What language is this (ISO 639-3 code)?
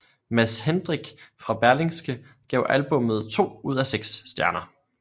dan